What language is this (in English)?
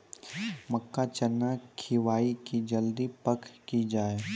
Maithili